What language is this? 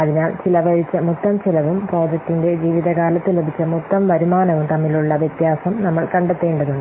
Malayalam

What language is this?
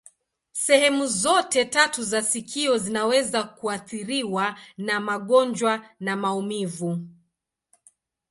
Swahili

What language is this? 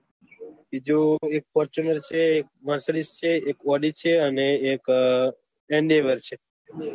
Gujarati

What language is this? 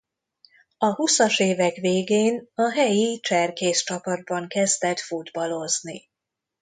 Hungarian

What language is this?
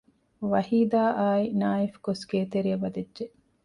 Divehi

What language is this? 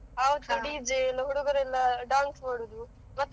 Kannada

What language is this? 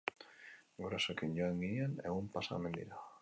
Basque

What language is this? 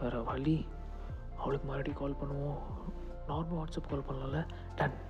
Tamil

